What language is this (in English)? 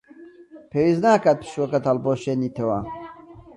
Central Kurdish